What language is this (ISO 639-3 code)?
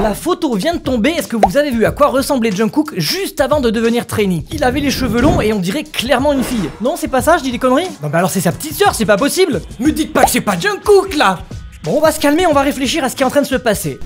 fra